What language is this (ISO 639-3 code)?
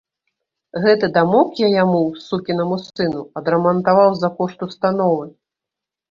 bel